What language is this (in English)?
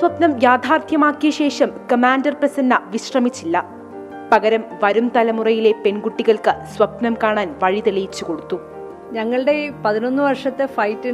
Hindi